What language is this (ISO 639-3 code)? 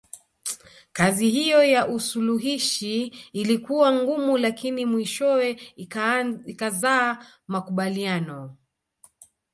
swa